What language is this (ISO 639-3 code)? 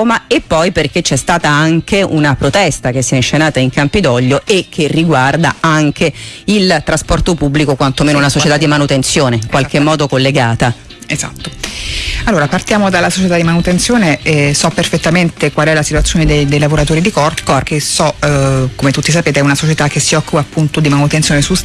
ita